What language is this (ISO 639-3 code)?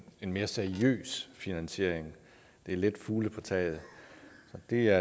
dan